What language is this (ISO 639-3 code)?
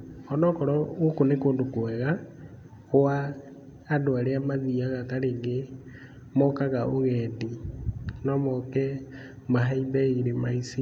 kik